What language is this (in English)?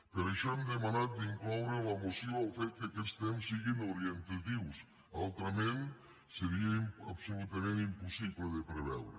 Catalan